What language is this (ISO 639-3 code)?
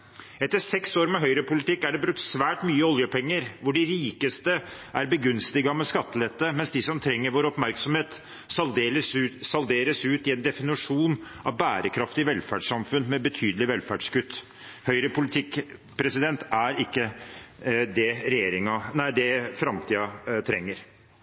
nob